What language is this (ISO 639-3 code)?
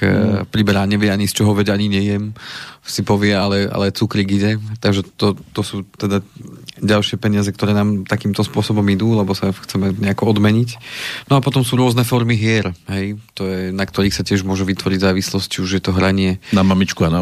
slk